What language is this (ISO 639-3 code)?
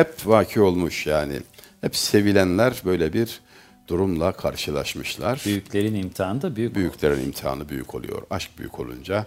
tur